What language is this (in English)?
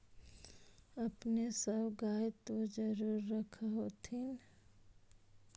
Magahi